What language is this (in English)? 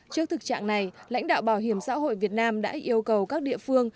Vietnamese